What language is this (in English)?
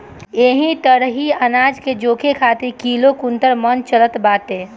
Bhojpuri